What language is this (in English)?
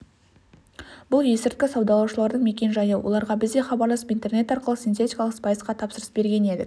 Kazakh